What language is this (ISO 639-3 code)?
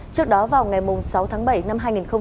vie